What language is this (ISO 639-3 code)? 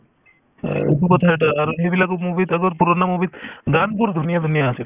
asm